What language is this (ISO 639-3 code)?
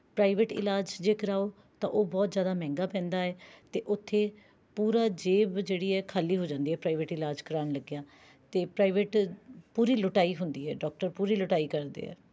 pan